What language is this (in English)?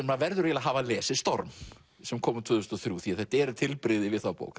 Icelandic